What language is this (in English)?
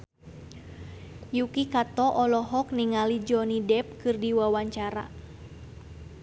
Sundanese